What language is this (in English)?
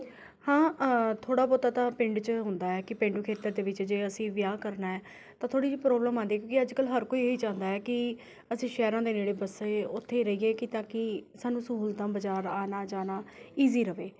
Punjabi